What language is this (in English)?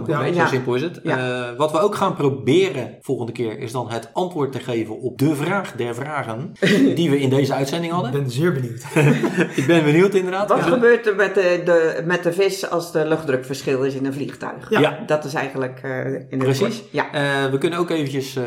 Dutch